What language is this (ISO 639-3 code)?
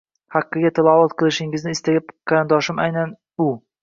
uzb